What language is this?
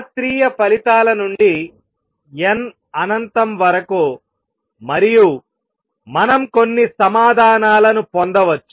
Telugu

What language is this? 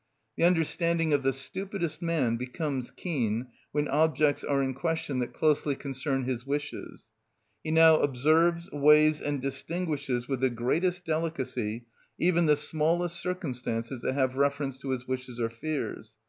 English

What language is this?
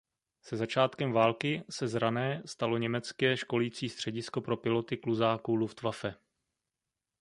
Czech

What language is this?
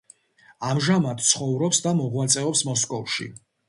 Georgian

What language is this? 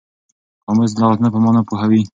Pashto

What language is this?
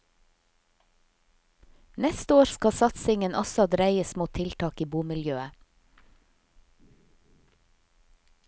Norwegian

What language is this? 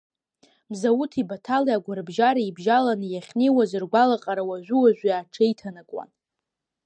Abkhazian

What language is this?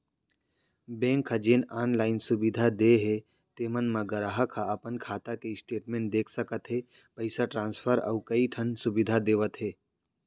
Chhattisgarhi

